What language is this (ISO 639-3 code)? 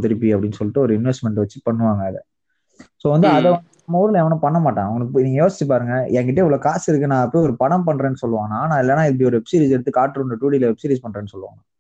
tam